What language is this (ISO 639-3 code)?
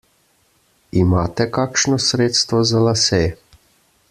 slv